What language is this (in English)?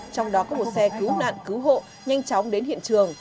Vietnamese